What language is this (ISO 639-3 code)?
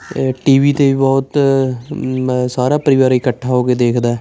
pan